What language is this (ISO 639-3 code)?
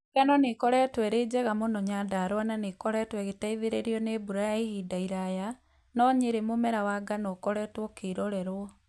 kik